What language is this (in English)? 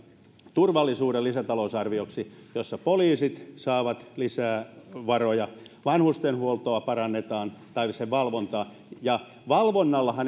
Finnish